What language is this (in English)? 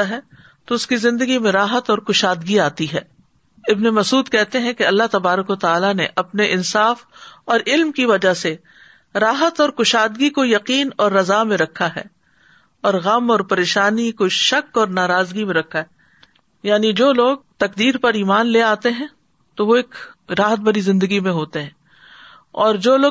Urdu